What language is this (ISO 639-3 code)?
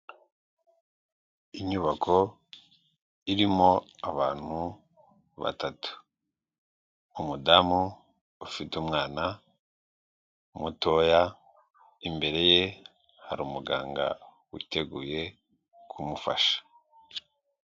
kin